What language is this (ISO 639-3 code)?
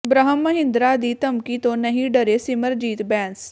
pan